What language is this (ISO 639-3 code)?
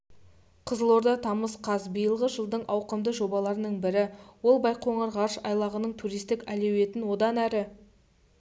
kaz